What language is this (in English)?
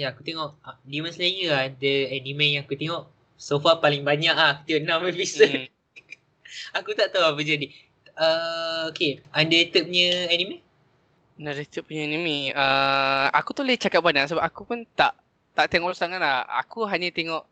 Malay